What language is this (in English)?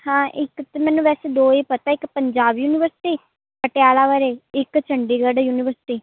Punjabi